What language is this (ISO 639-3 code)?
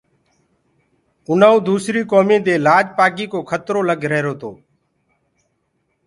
ggg